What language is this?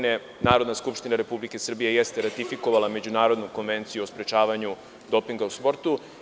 Serbian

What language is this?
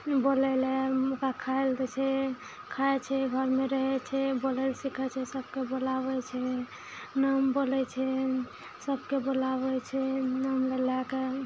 Maithili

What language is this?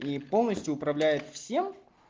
Russian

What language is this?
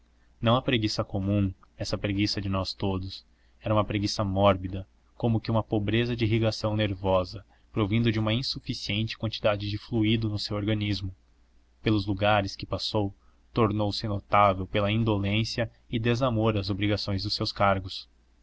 Portuguese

